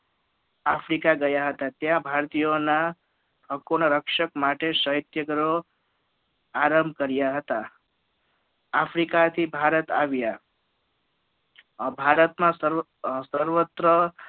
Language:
Gujarati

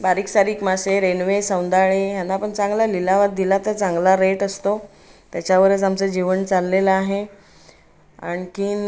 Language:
Marathi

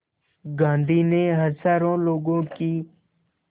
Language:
Hindi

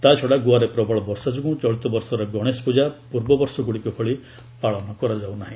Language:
Odia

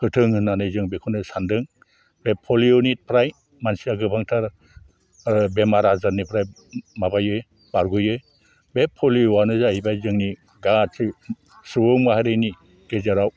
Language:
Bodo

